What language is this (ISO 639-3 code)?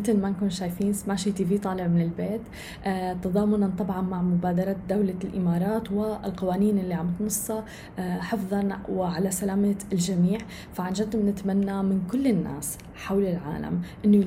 ara